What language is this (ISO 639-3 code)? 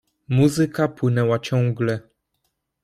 pol